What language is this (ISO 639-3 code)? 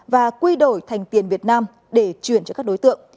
vie